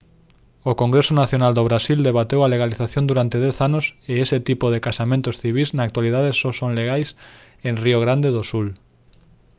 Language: Galician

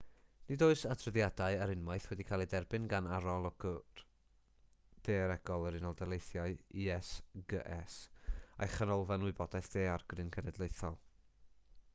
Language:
Welsh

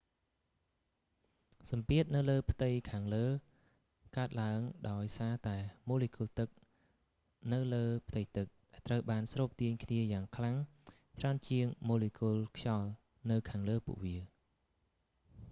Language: Khmer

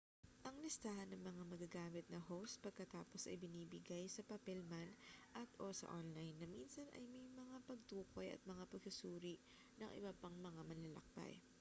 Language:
Filipino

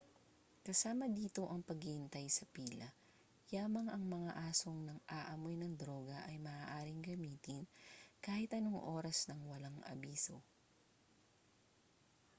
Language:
Filipino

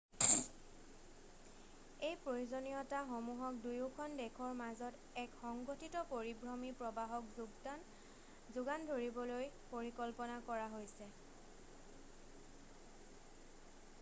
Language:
Assamese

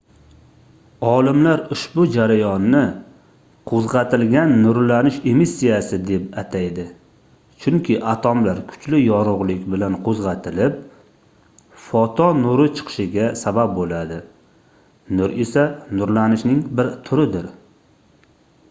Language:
Uzbek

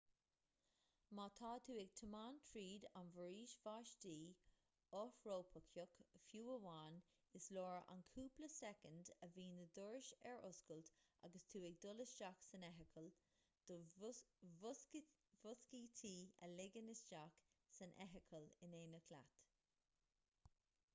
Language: Irish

